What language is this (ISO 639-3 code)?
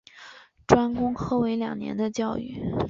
zho